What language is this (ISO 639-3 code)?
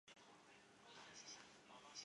zho